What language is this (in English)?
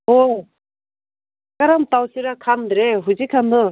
Manipuri